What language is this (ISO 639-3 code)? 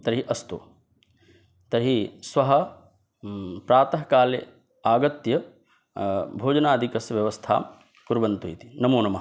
san